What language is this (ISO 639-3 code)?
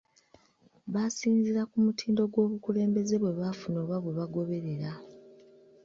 lug